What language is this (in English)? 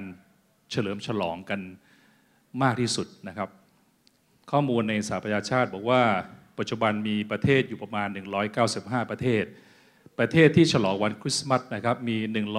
Thai